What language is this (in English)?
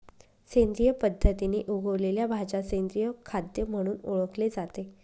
Marathi